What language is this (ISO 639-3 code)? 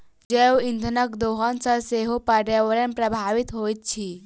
mai